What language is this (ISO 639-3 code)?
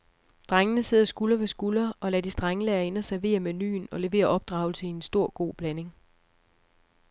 dan